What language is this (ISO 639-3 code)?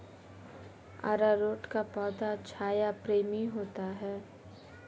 hin